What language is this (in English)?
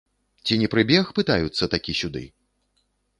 Belarusian